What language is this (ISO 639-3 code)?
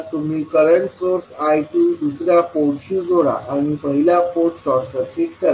mar